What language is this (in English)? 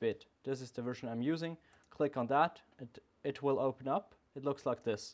English